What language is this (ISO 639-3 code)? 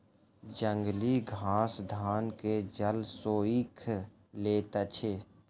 mai